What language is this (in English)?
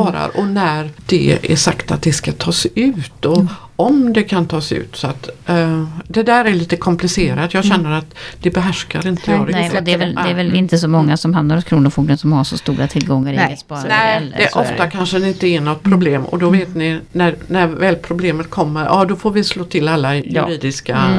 Swedish